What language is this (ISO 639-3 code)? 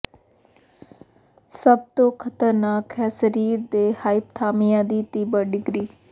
pan